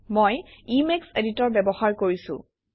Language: Assamese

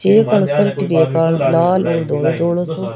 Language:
Rajasthani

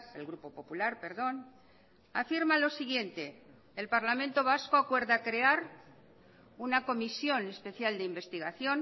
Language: Spanish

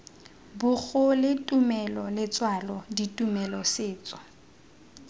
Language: Tswana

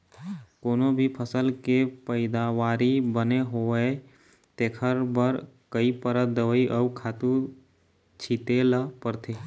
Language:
Chhattisgarhi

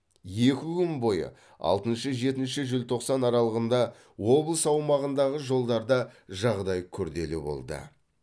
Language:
Kazakh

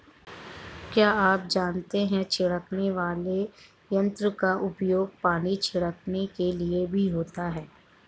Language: Hindi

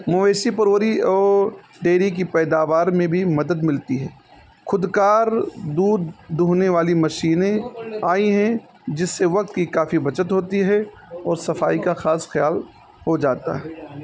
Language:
Urdu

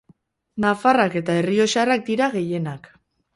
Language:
Basque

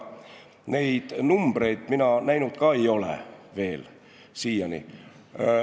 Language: Estonian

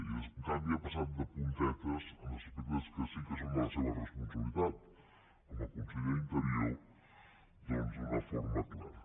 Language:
Catalan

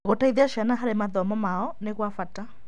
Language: Kikuyu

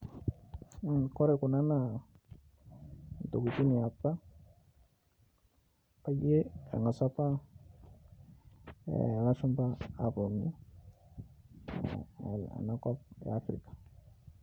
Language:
Masai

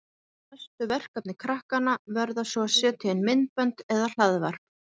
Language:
Icelandic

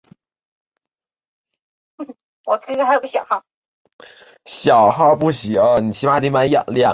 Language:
Chinese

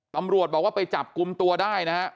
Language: Thai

